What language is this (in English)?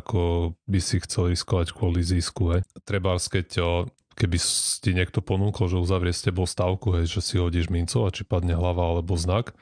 Slovak